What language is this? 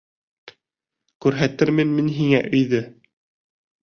Bashkir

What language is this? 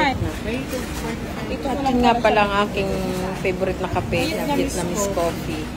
Filipino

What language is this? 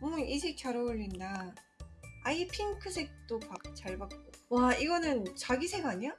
Korean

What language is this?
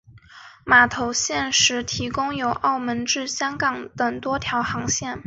Chinese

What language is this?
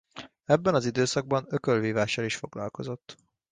Hungarian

